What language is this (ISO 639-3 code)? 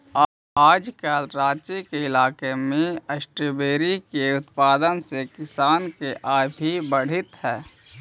mag